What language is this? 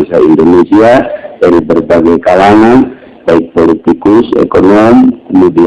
Indonesian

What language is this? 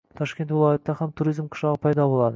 Uzbek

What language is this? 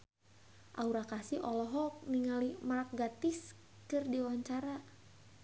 Sundanese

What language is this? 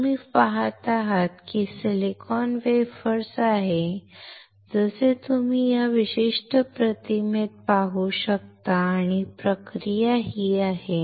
Marathi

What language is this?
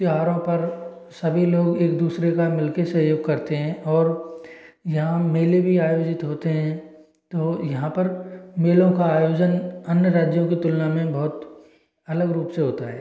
Hindi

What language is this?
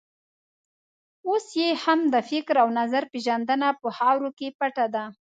Pashto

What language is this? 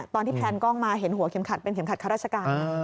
Thai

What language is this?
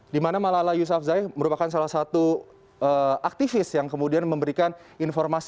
Indonesian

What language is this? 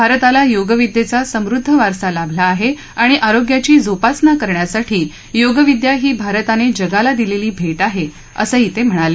Marathi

